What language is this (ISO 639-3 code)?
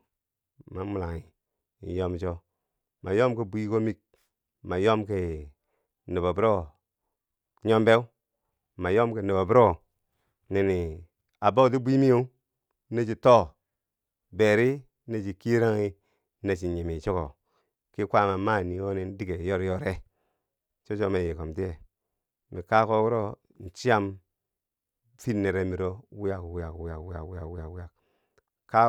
bsj